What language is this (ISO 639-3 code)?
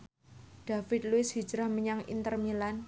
jav